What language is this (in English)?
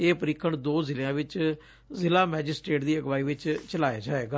Punjabi